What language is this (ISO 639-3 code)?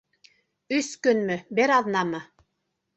bak